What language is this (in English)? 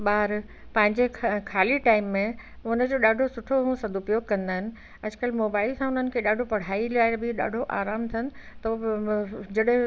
Sindhi